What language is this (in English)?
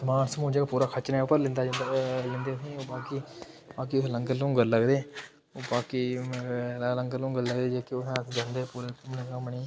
Dogri